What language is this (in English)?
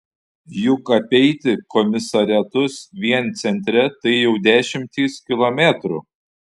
Lithuanian